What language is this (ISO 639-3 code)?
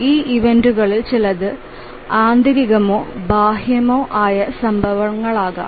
mal